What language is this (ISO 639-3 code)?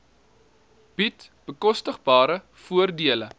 afr